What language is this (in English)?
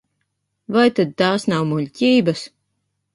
Latvian